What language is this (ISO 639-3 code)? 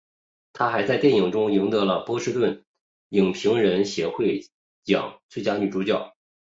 zho